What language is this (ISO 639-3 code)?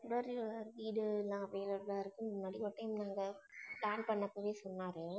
tam